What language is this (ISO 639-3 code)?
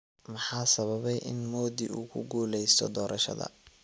som